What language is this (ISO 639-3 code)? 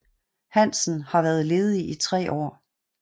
dan